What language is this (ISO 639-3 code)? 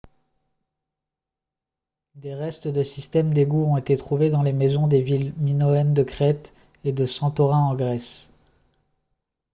fra